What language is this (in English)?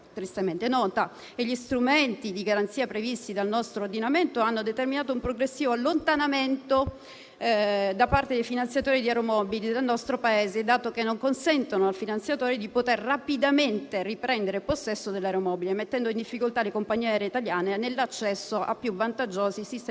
Italian